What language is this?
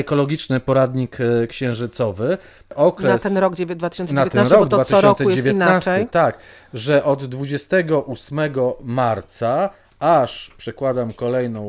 Polish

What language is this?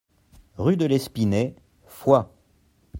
French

